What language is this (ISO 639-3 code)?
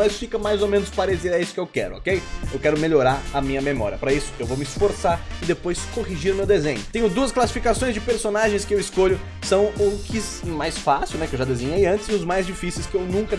por